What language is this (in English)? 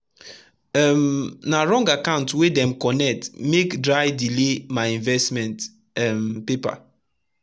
Nigerian Pidgin